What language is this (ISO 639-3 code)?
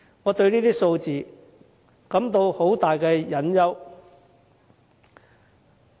yue